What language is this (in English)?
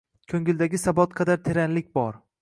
Uzbek